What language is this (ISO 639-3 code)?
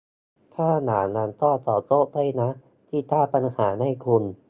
tha